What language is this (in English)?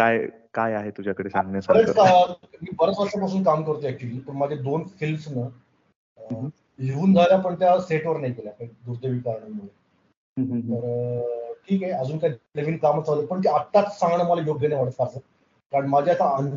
Marathi